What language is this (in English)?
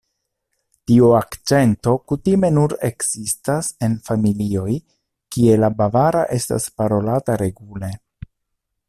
Esperanto